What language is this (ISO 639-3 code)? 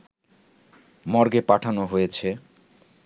ben